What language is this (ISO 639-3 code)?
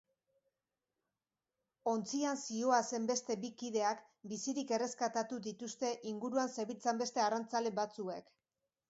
eus